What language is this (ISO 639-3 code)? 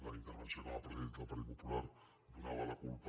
cat